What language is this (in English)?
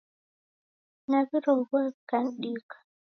Taita